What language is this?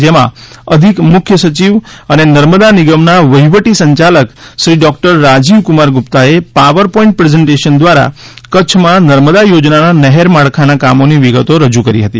Gujarati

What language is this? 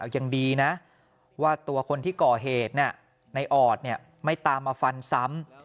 Thai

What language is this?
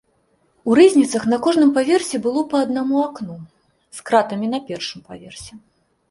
Belarusian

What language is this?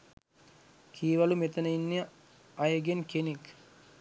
Sinhala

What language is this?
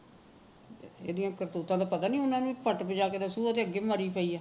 Punjabi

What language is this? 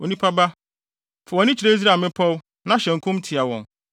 Akan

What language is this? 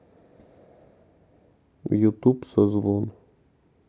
Russian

